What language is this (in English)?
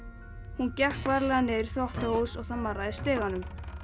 Icelandic